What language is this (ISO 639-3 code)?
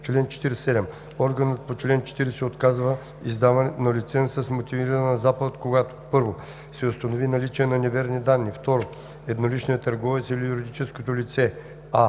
bul